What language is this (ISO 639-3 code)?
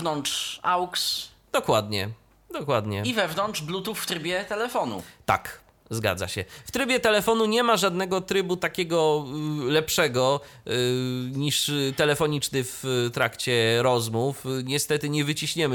pol